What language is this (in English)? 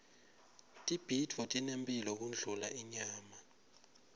Swati